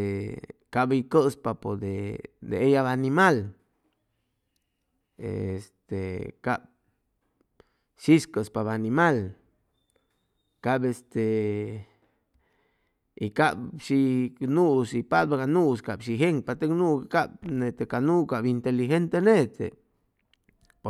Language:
Chimalapa Zoque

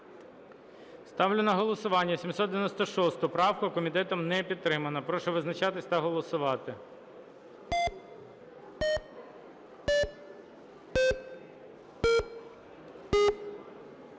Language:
Ukrainian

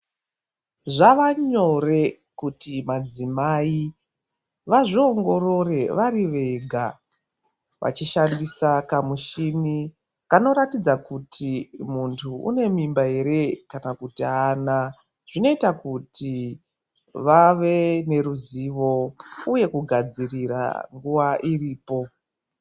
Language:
Ndau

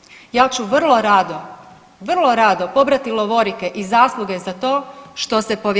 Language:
Croatian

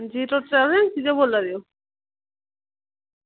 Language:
Dogri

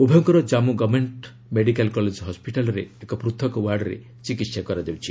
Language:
Odia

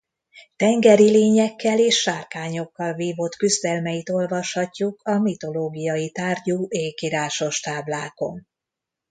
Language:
Hungarian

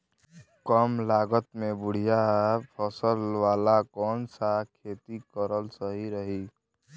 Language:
Bhojpuri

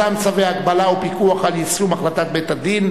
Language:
Hebrew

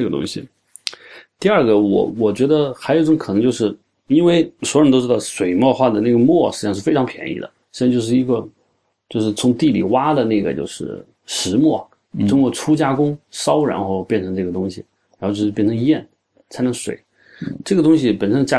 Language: Chinese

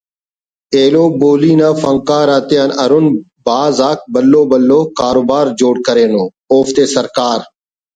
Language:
Brahui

